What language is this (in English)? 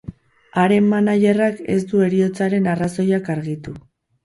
Basque